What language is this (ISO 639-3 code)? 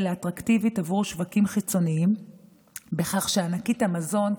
heb